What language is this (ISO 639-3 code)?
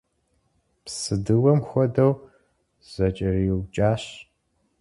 kbd